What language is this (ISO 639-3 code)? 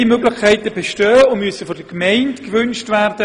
gsw